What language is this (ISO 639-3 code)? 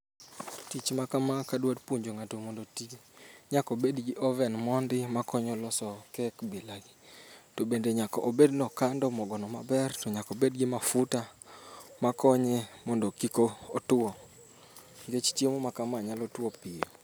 luo